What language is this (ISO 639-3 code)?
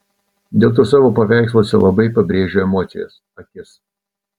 lit